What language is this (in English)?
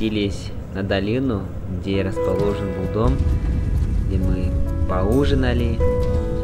Russian